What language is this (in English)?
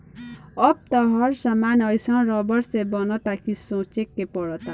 Bhojpuri